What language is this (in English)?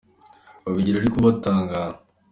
Kinyarwanda